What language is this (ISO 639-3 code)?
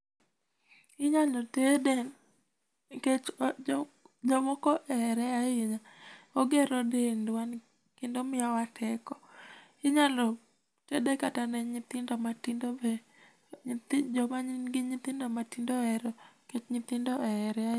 luo